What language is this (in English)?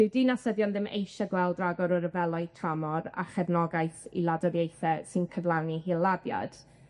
Welsh